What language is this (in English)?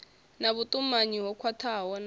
Venda